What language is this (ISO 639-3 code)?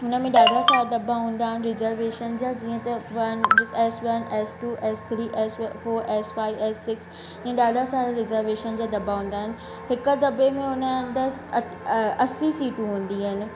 snd